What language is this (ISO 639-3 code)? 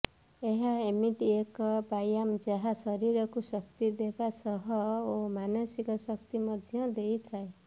ori